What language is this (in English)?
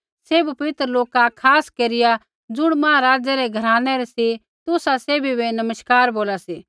Kullu Pahari